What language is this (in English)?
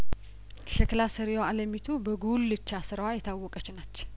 Amharic